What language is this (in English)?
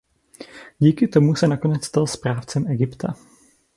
Czech